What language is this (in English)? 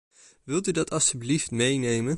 Dutch